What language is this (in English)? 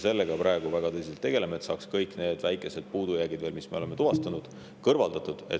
Estonian